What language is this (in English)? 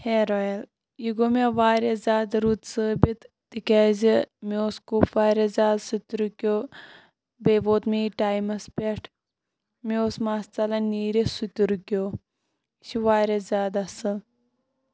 Kashmiri